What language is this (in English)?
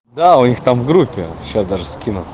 Russian